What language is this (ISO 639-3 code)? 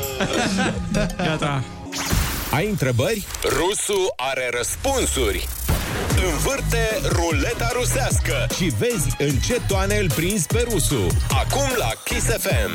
ron